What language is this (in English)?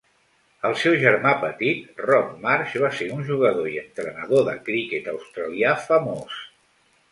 Catalan